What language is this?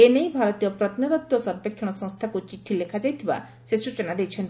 Odia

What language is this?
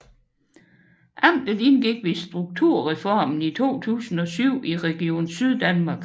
Danish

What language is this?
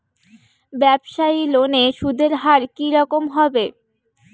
Bangla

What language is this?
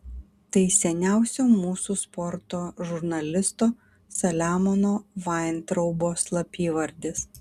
Lithuanian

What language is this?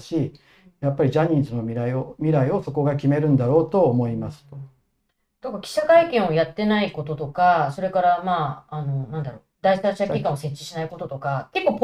Japanese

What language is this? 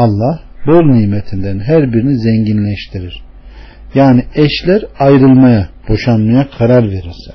Turkish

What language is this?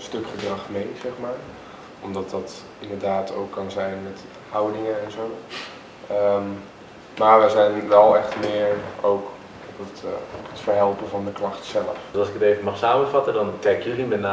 Dutch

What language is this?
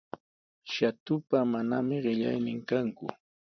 Sihuas Ancash Quechua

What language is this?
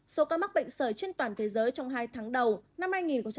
Vietnamese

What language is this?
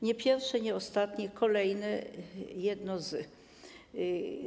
Polish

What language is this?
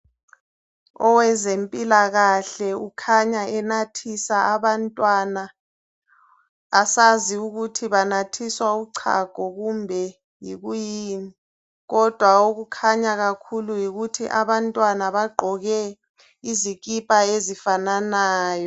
North Ndebele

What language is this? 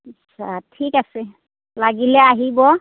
Assamese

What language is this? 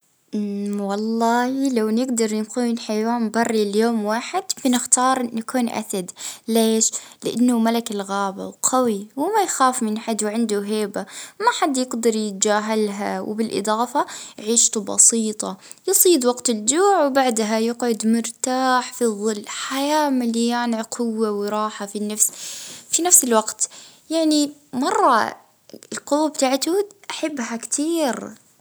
Libyan Arabic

